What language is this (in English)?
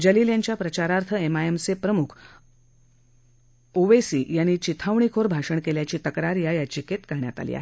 Marathi